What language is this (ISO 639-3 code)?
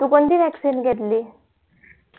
mar